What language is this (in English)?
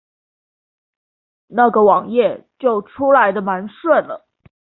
Chinese